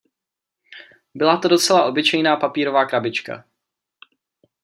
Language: Czech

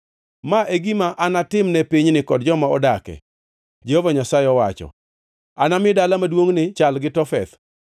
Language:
Luo (Kenya and Tanzania)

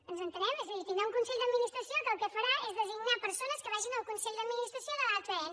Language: Catalan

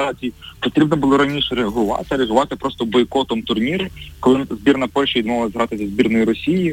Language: Ukrainian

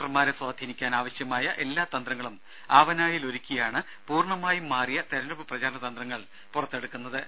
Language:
Malayalam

